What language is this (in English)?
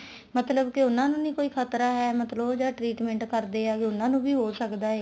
Punjabi